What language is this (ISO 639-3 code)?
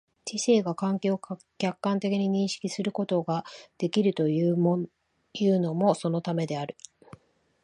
jpn